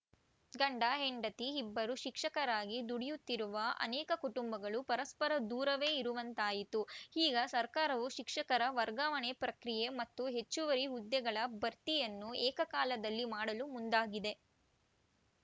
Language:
Kannada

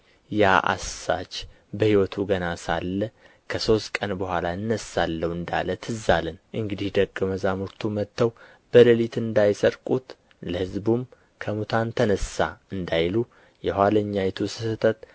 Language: Amharic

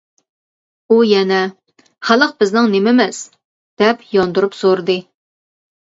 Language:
Uyghur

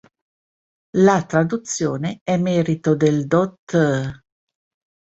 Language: Italian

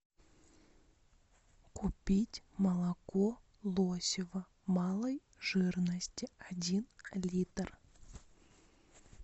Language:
Russian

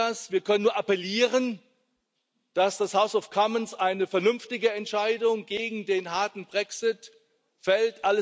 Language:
German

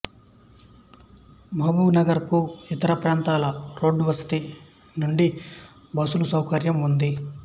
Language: Telugu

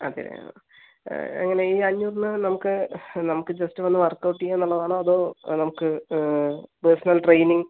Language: Malayalam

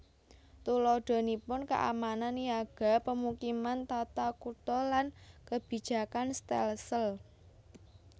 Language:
Javanese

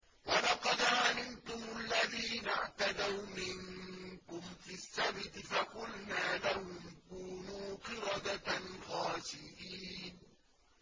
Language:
Arabic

